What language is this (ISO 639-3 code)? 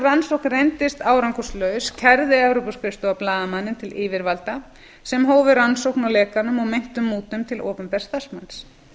isl